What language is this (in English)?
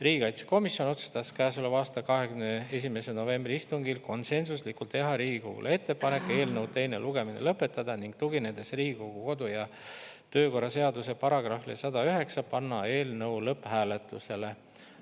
Estonian